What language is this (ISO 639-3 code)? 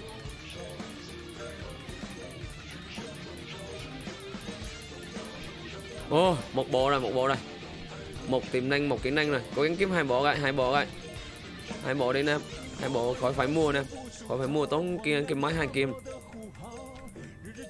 vie